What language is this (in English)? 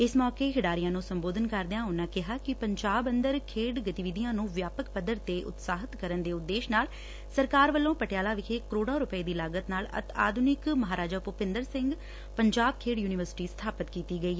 Punjabi